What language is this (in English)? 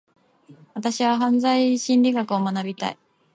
Japanese